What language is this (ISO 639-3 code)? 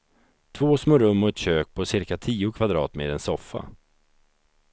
swe